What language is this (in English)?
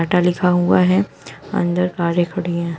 Hindi